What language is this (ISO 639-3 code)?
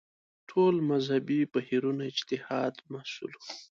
pus